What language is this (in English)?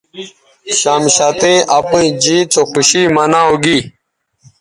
Bateri